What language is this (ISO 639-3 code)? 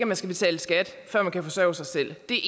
dan